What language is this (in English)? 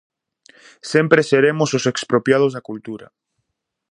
Galician